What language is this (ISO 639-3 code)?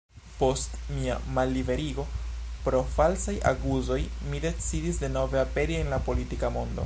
epo